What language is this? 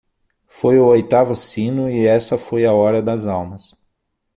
Portuguese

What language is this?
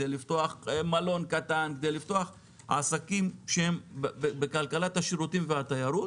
Hebrew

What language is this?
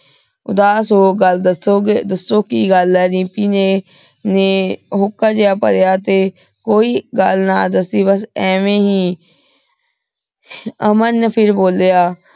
Punjabi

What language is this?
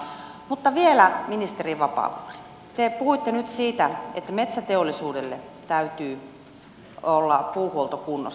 Finnish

